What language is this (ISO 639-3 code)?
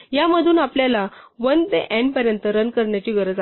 mar